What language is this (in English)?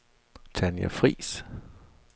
Danish